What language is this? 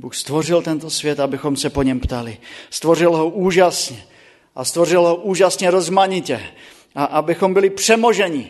Czech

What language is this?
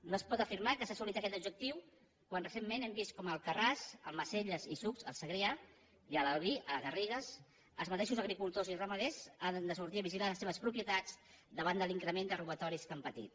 Catalan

